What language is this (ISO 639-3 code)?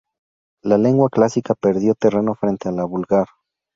spa